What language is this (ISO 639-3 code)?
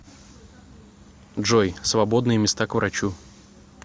rus